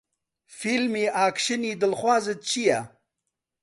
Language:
Central Kurdish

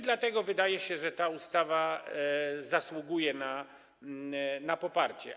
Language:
Polish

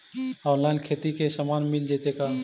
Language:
Magahi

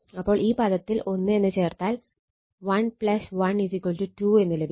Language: Malayalam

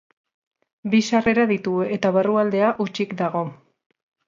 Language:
Basque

